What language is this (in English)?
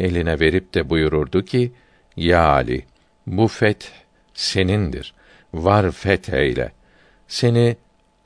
Turkish